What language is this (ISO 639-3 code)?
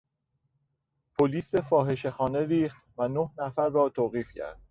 fas